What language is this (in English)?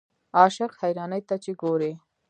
Pashto